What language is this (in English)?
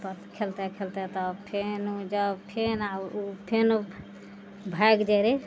Maithili